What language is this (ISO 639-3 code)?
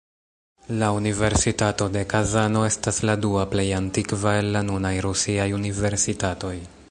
epo